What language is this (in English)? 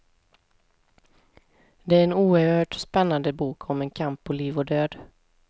Swedish